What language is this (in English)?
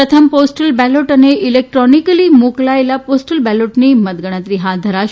Gujarati